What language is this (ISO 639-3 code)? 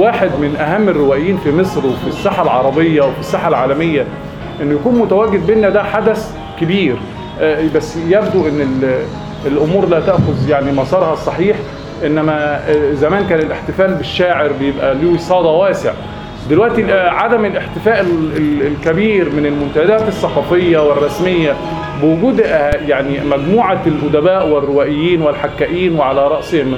ara